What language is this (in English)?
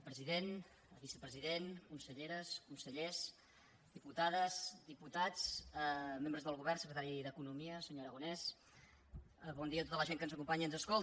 Catalan